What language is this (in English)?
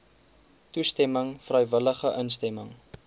Afrikaans